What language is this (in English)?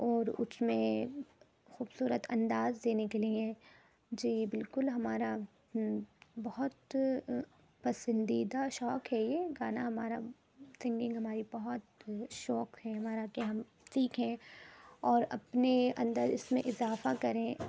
Urdu